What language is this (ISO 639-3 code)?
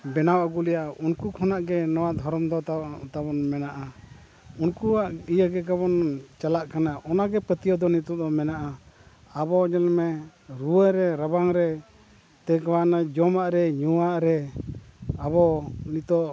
sat